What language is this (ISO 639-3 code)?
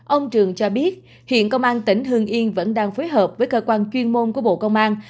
vie